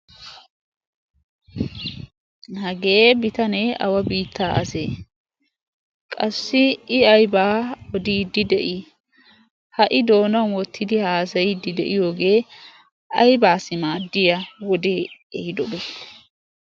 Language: Wolaytta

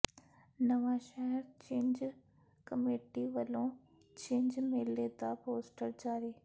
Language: Punjabi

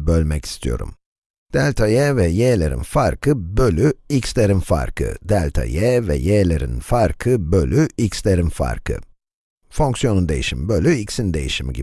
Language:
Turkish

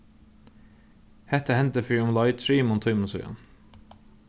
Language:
Faroese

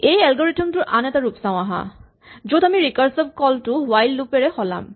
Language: Assamese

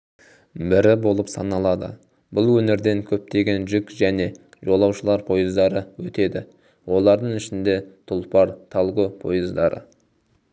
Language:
Kazakh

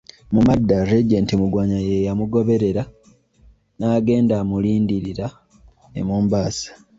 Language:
Ganda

